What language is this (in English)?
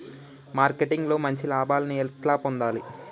Telugu